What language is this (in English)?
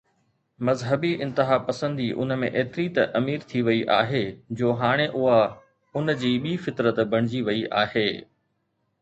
Sindhi